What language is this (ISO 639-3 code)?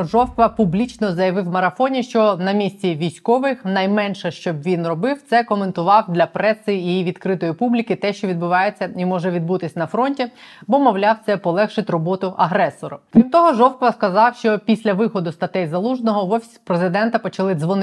ukr